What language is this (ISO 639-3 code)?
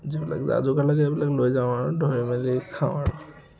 asm